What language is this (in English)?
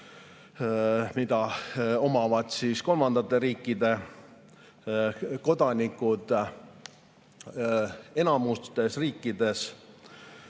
Estonian